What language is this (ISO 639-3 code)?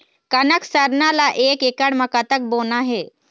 hne